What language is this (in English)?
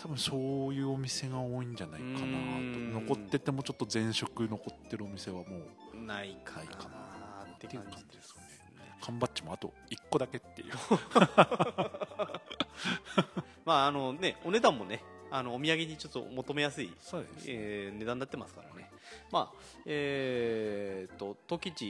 Japanese